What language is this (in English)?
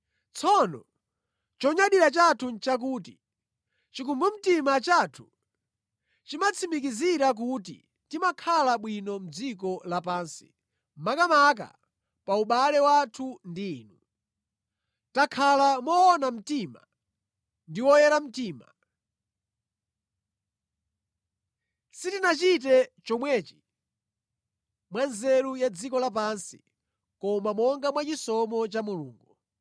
Nyanja